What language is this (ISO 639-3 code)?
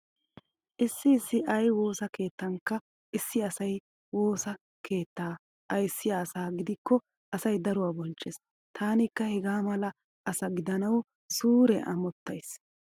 wal